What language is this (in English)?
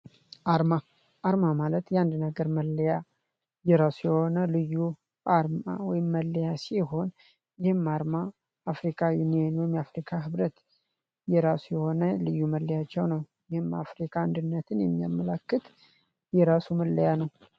Amharic